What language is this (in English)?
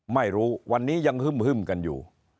Thai